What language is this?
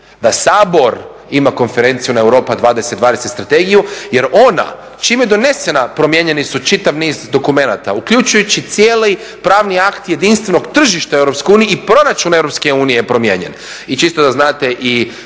Croatian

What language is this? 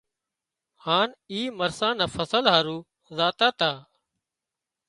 Wadiyara Koli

